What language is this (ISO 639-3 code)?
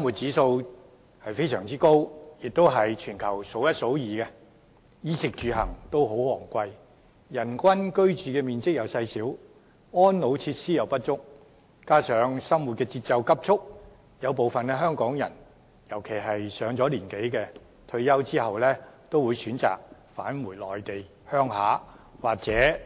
yue